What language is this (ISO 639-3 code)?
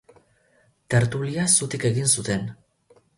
eus